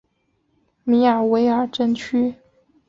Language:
Chinese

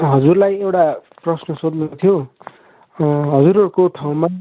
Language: Nepali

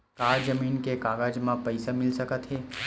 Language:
Chhattisgarhi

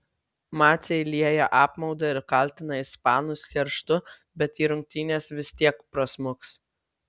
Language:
Lithuanian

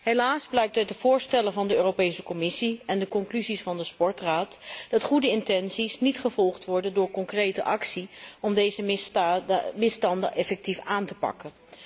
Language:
Dutch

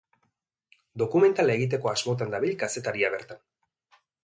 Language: Basque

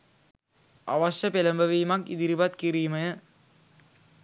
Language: Sinhala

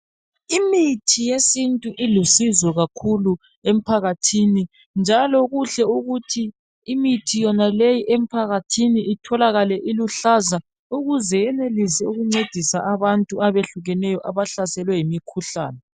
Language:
North Ndebele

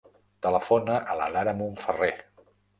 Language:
Catalan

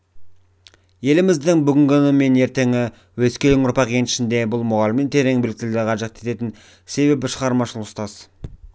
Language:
Kazakh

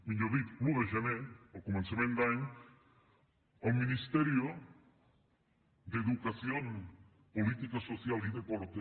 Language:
Catalan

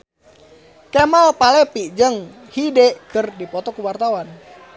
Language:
Sundanese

